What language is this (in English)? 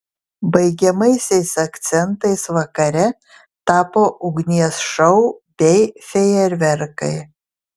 Lithuanian